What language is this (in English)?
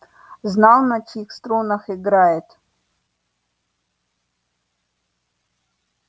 Russian